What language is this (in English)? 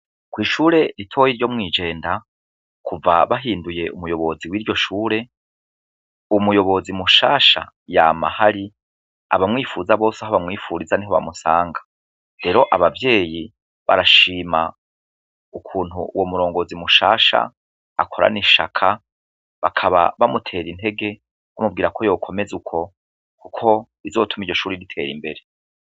Rundi